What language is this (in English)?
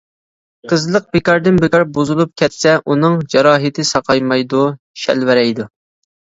Uyghur